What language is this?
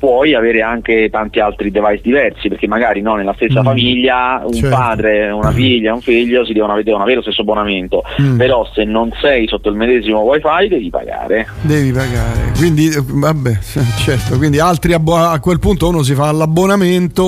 Italian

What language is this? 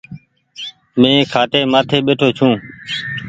Goaria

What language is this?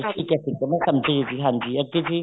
Punjabi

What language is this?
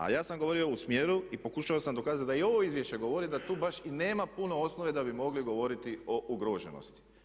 Croatian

